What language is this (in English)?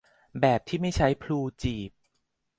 Thai